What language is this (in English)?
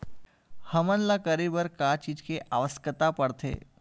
Chhattisgarhi